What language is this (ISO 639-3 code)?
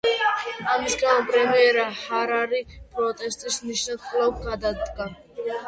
kat